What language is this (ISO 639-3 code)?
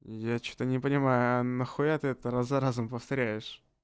rus